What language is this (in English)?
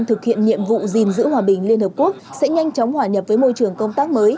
Vietnamese